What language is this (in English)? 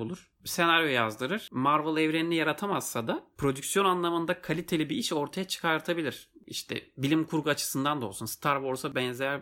Turkish